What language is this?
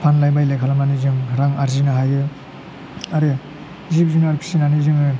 Bodo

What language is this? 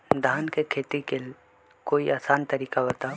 Magahi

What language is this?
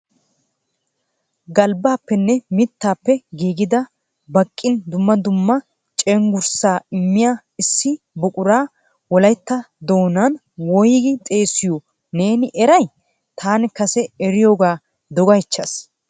Wolaytta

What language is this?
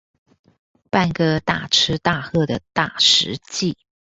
Chinese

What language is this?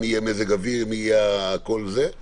Hebrew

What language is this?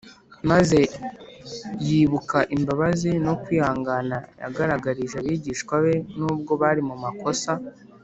Kinyarwanda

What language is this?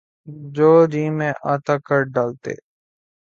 Urdu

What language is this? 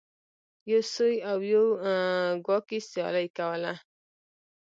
Pashto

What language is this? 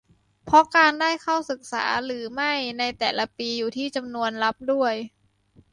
Thai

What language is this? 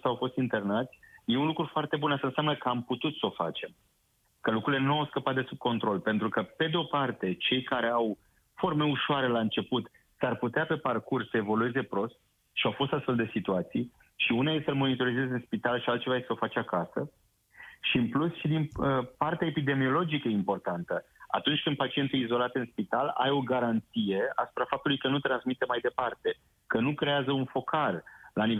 Romanian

